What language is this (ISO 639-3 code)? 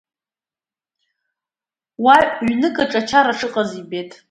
abk